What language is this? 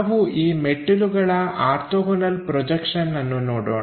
Kannada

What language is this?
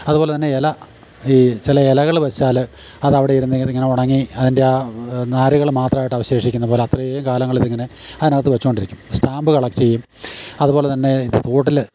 Malayalam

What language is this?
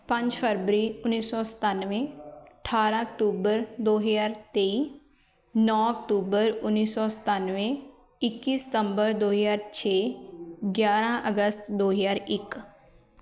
Punjabi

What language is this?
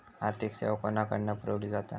Marathi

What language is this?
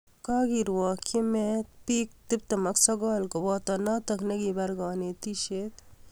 Kalenjin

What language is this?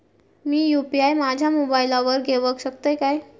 Marathi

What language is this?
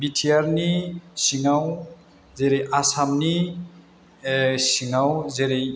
Bodo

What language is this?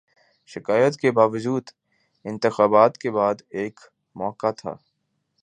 Urdu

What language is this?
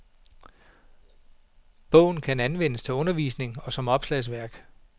Danish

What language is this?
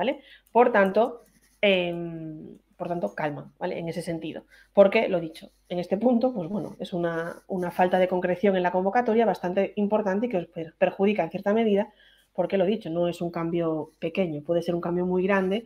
Spanish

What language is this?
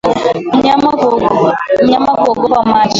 Swahili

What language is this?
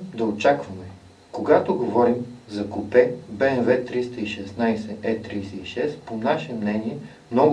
Dutch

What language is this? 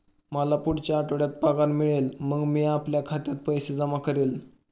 Marathi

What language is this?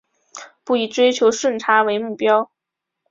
Chinese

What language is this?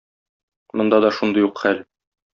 Tatar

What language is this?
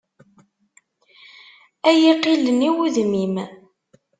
Kabyle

